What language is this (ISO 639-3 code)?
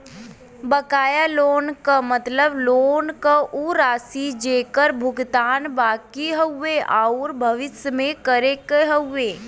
bho